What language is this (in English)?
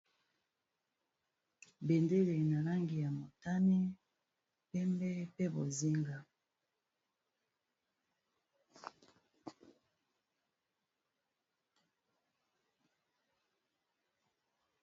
Lingala